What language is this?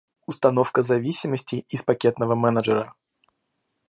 Russian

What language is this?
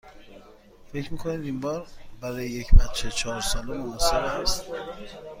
Persian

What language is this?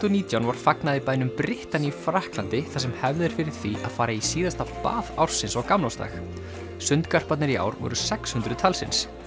Icelandic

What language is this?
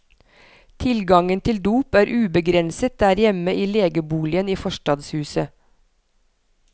Norwegian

